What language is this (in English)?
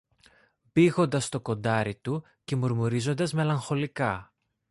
Greek